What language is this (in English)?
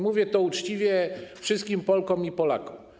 Polish